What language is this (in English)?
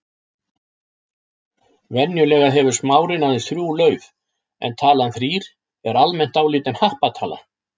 Icelandic